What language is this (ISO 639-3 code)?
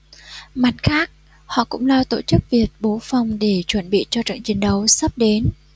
vie